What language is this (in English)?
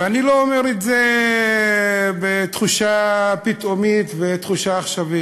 Hebrew